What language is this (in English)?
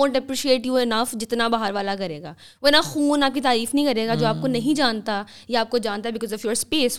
Urdu